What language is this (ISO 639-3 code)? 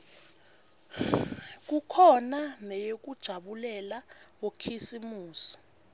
ssw